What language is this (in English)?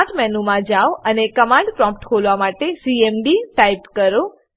Gujarati